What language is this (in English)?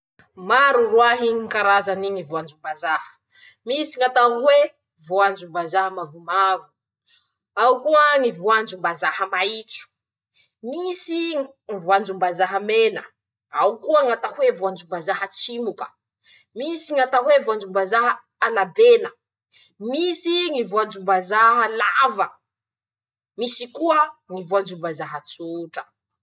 Masikoro Malagasy